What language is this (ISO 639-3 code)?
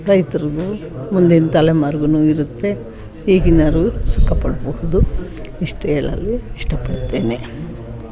kan